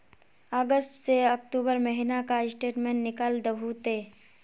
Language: Magahi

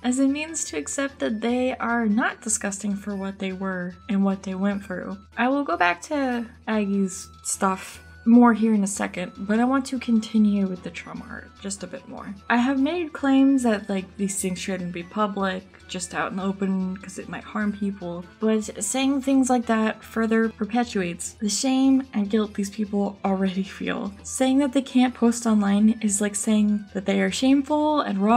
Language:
English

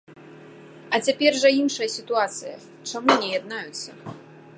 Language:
Belarusian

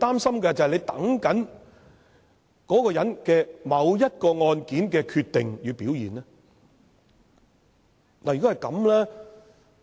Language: Cantonese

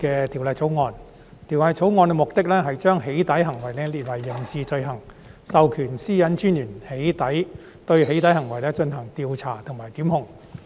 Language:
Cantonese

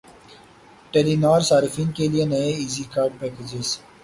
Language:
Urdu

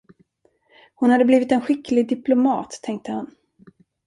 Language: Swedish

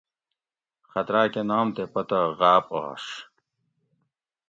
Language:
Gawri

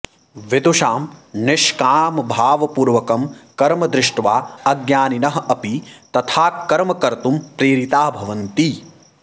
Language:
Sanskrit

